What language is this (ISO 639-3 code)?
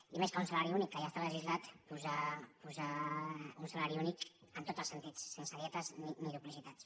cat